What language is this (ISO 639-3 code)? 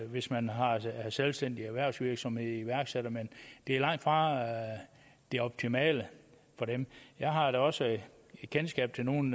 dan